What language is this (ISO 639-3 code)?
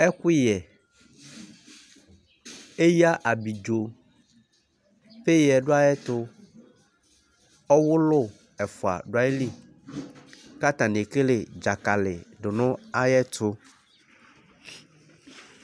kpo